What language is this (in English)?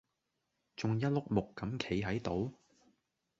Cantonese